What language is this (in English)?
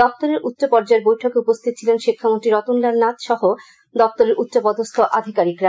Bangla